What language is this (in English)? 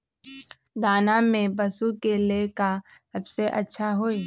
Magahi